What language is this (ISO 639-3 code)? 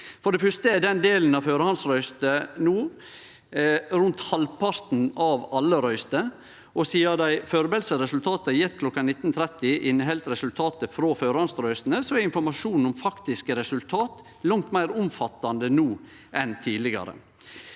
nor